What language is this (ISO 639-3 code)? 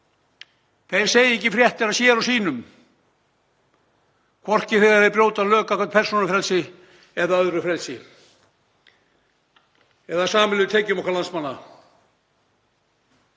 isl